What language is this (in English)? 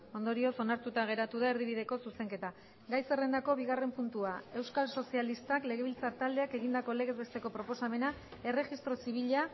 Basque